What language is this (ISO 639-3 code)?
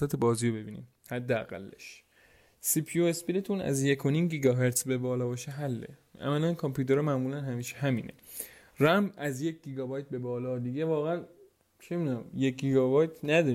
fas